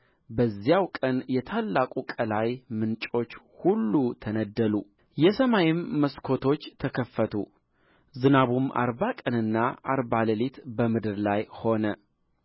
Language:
Amharic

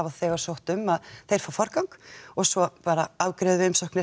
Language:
Icelandic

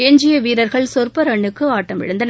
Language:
Tamil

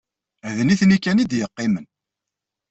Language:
Kabyle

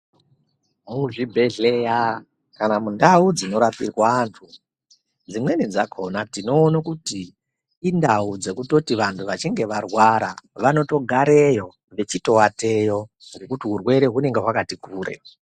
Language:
Ndau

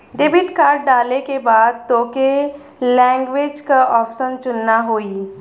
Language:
Bhojpuri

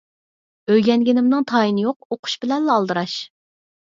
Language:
Uyghur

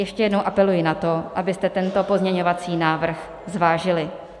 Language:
Czech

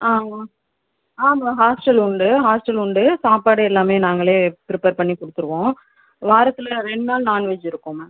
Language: Tamil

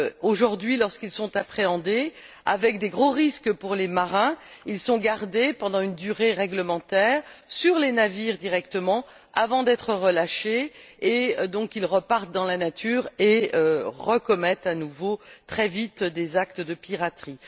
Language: French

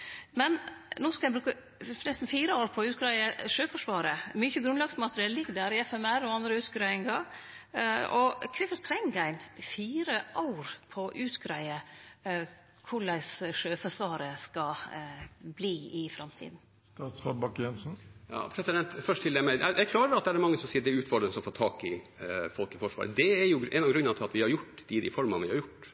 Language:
Norwegian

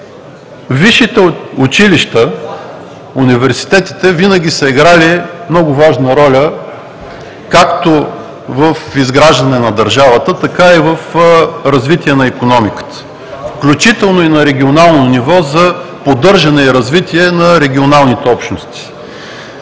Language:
Bulgarian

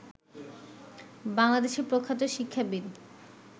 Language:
Bangla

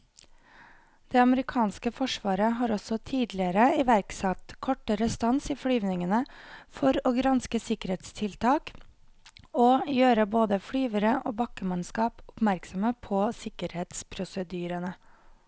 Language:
Norwegian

